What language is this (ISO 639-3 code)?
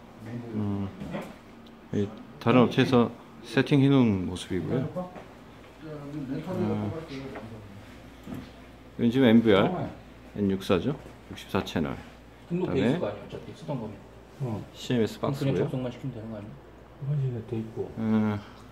kor